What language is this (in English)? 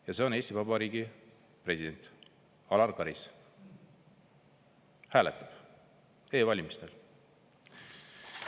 Estonian